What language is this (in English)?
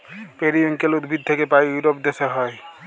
Bangla